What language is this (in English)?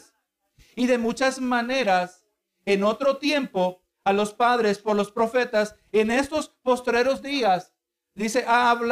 Spanish